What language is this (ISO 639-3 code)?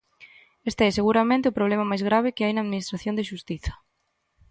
glg